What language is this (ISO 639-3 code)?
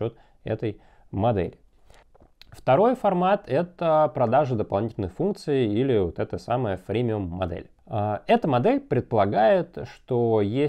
rus